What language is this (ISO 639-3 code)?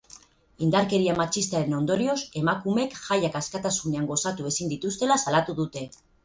eus